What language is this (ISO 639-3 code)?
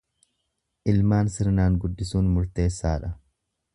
orm